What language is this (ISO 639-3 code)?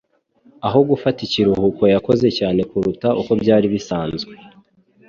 kin